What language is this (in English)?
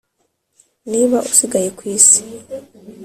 Kinyarwanda